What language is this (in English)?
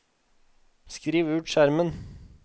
Norwegian